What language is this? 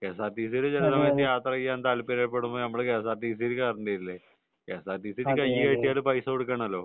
Malayalam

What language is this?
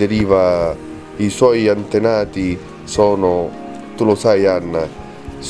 Italian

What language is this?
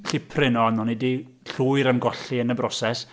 Welsh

